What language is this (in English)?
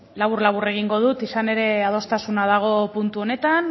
Basque